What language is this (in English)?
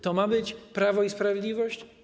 Polish